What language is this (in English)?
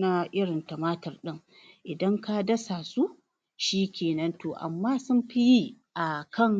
Hausa